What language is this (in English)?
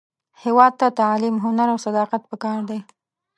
Pashto